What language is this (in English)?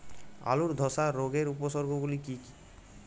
Bangla